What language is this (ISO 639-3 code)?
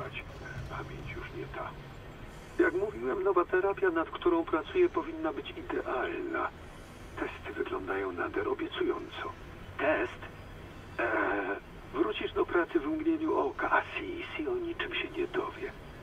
pol